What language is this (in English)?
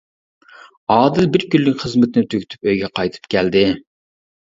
Uyghur